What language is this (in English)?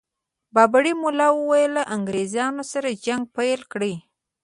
Pashto